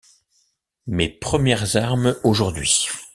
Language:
French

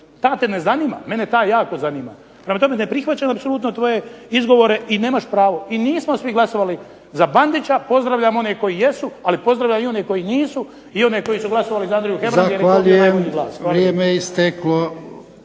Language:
Croatian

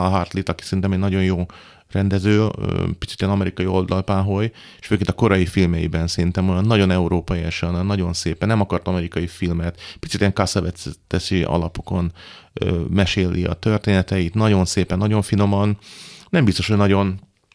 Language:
Hungarian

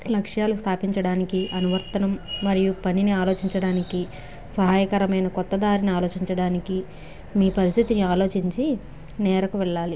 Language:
Telugu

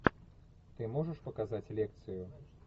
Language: Russian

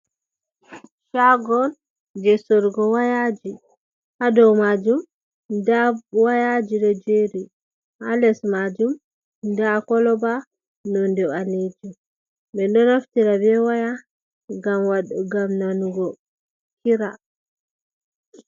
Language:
Fula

